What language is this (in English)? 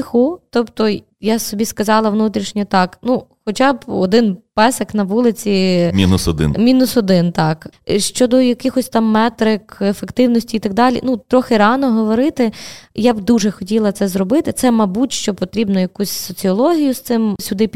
Ukrainian